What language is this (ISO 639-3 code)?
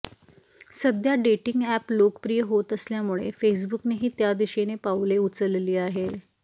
mar